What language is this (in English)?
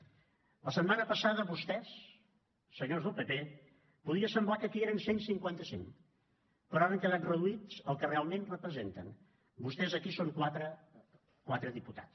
Catalan